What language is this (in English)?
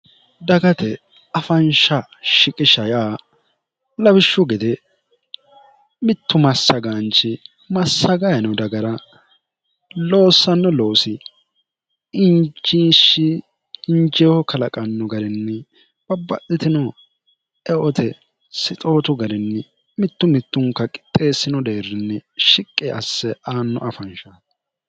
Sidamo